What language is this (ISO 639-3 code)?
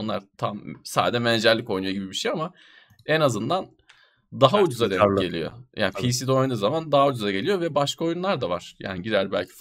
tur